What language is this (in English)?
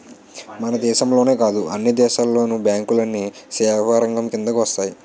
Telugu